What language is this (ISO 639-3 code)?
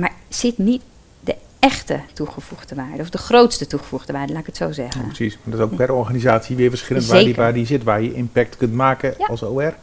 nld